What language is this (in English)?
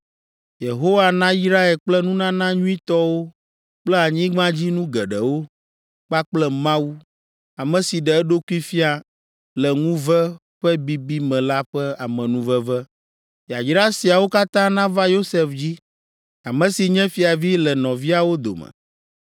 Ewe